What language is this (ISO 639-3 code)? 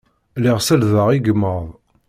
kab